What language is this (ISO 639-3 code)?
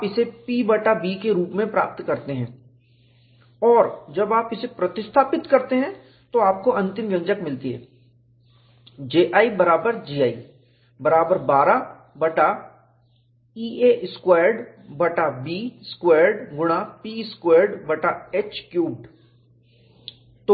hin